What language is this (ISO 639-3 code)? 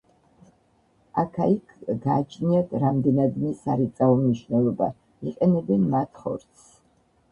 kat